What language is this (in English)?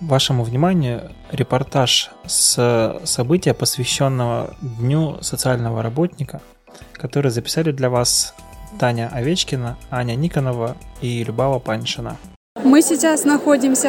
Russian